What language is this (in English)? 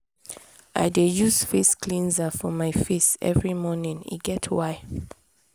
Nigerian Pidgin